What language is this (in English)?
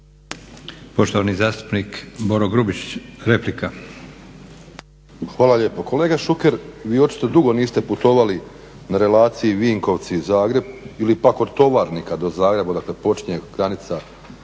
Croatian